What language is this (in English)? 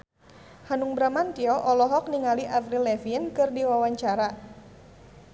Sundanese